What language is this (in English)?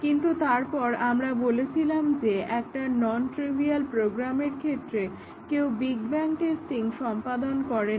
Bangla